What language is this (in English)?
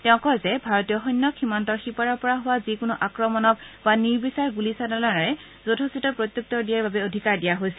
Assamese